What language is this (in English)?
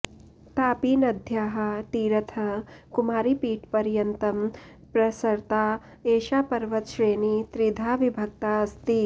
Sanskrit